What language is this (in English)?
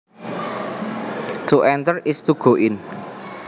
Javanese